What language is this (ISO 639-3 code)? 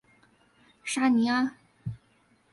zho